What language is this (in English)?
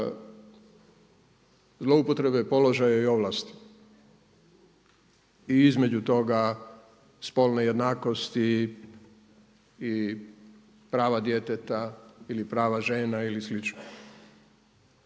Croatian